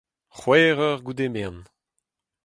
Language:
Breton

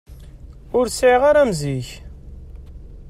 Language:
Kabyle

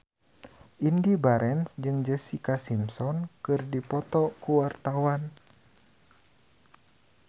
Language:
Sundanese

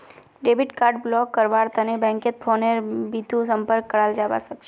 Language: Magahi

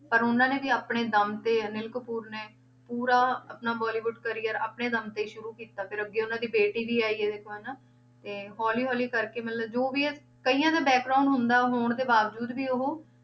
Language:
Punjabi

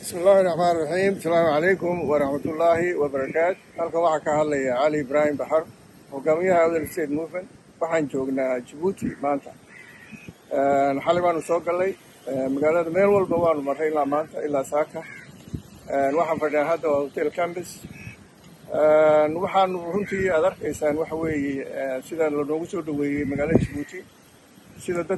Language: Arabic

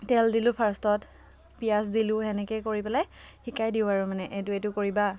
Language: Assamese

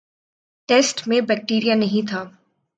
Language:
Urdu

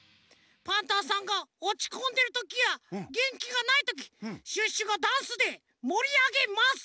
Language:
Japanese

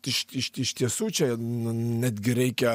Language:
Lithuanian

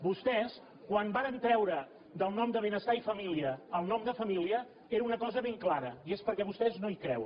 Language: Catalan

